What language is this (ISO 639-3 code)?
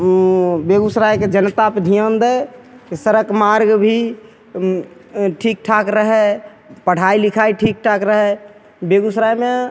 mai